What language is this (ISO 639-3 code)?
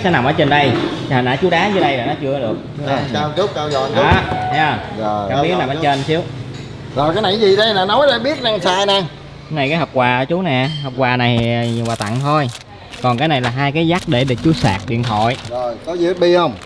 vie